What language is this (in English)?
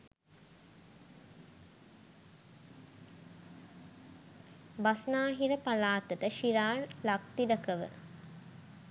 Sinhala